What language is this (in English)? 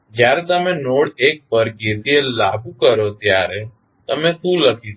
Gujarati